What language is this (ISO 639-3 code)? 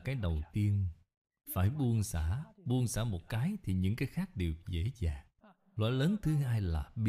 vie